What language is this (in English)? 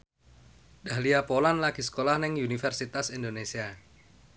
Javanese